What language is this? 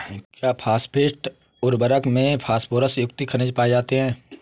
Hindi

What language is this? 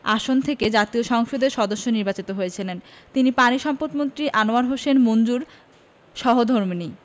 Bangla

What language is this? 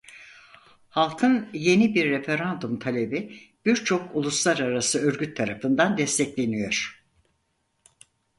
Turkish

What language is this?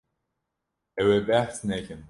Kurdish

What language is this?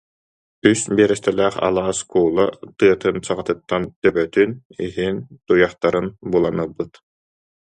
Yakut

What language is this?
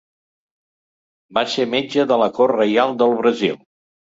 Catalan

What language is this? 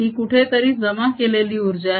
Marathi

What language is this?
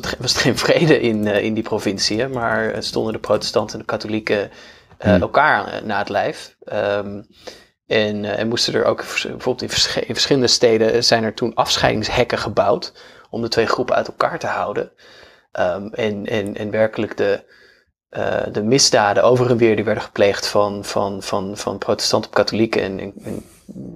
Dutch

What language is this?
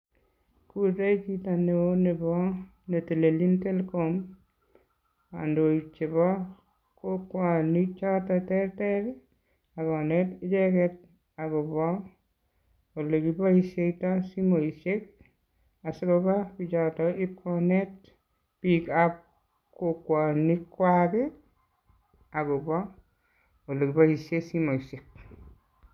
Kalenjin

